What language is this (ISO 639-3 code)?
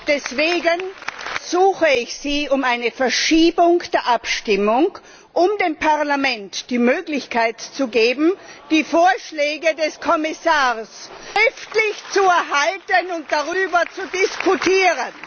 deu